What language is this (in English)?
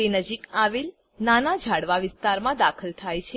Gujarati